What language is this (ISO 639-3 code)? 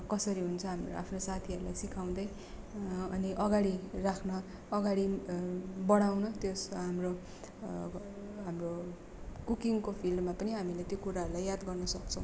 nep